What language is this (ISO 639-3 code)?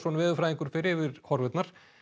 isl